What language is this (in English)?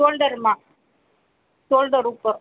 Gujarati